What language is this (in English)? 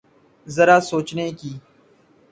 Urdu